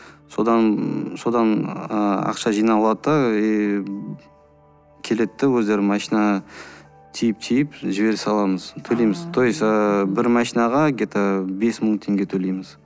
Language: Kazakh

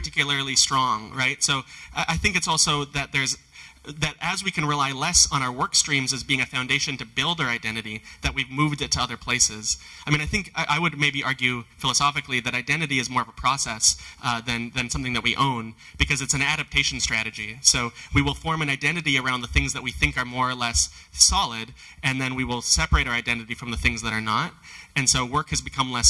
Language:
English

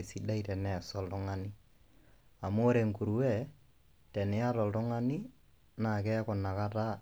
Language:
Masai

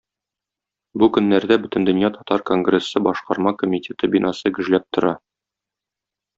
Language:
Tatar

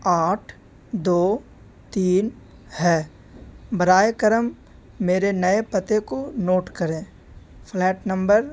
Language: Urdu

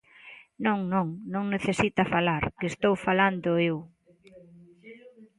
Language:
Galician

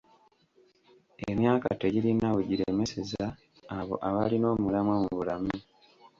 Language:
Ganda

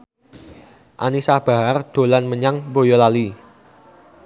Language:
Javanese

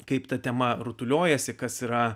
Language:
Lithuanian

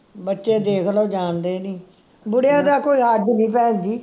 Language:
Punjabi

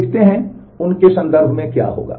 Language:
Hindi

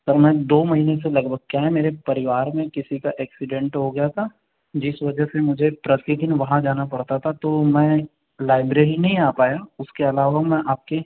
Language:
Hindi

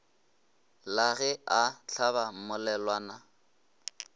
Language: Northern Sotho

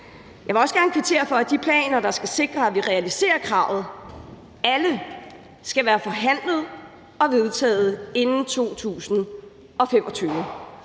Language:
Danish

